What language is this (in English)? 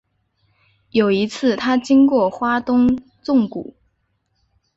Chinese